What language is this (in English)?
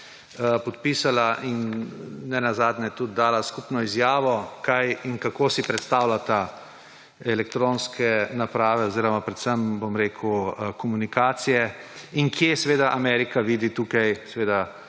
Slovenian